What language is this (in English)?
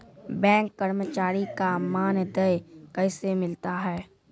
Maithili